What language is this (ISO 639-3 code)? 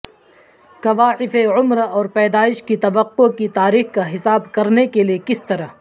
urd